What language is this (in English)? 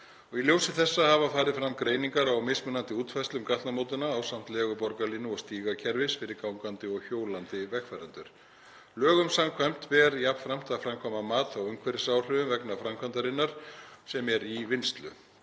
Icelandic